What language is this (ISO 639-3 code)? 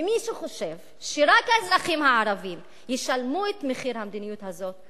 heb